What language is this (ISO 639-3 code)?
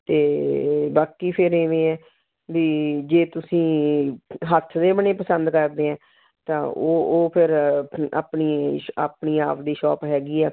pan